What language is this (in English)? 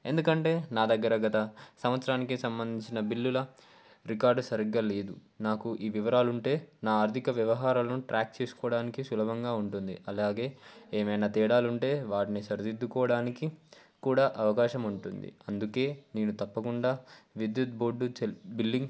Telugu